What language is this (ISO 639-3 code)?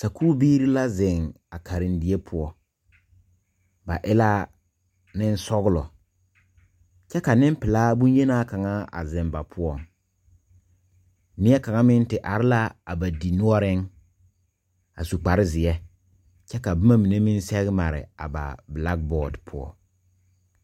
dga